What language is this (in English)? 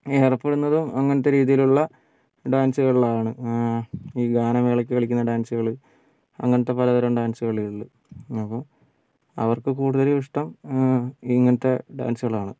Malayalam